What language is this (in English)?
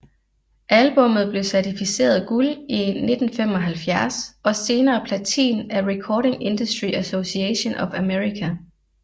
Danish